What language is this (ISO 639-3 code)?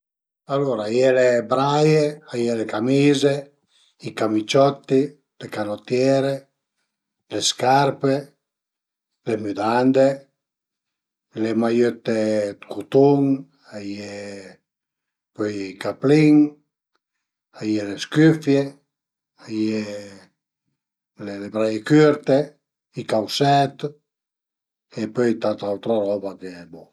pms